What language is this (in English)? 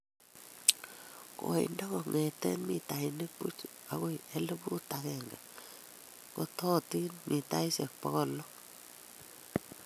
Kalenjin